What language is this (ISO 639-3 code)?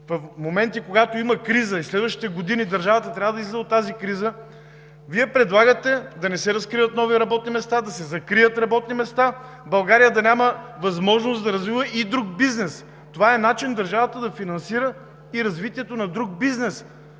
bul